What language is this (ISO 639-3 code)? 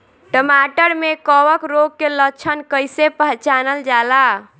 bho